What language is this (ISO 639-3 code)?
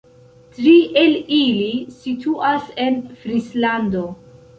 epo